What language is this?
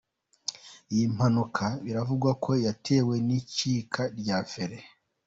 Kinyarwanda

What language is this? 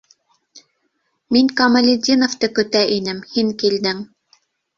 Bashkir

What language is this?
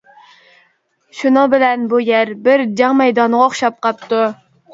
Uyghur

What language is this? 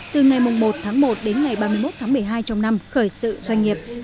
Vietnamese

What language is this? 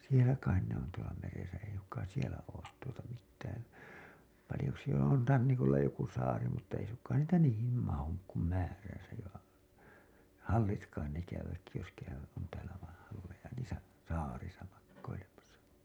Finnish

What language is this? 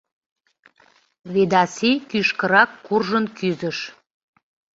Mari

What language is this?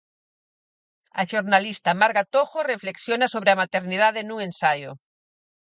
Galician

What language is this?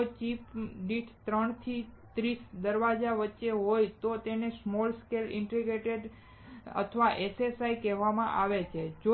Gujarati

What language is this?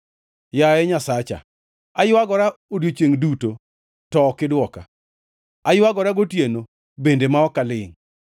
Luo (Kenya and Tanzania)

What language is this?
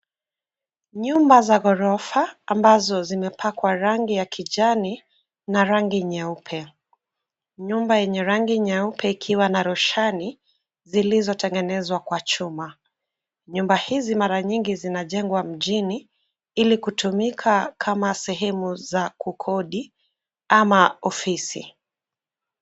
Swahili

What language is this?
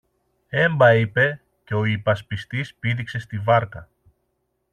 Greek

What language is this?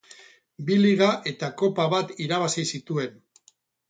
Basque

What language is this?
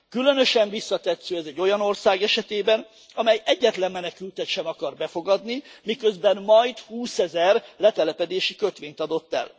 Hungarian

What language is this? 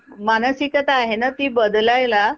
Marathi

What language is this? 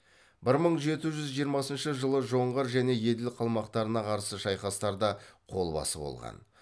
Kazakh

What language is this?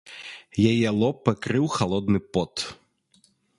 Belarusian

